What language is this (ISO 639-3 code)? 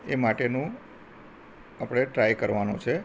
guj